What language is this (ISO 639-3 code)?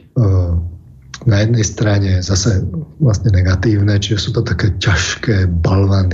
slk